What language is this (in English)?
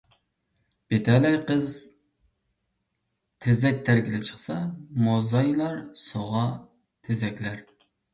Uyghur